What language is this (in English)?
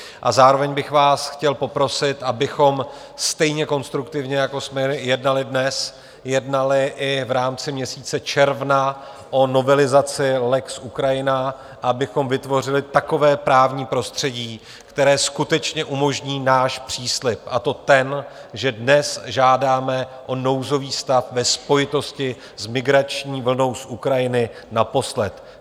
Czech